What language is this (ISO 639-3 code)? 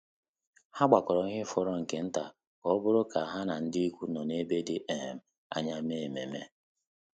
ibo